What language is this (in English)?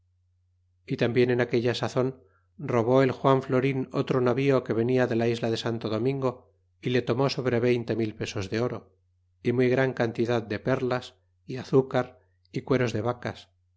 Spanish